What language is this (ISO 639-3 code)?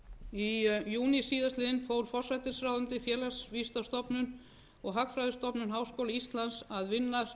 isl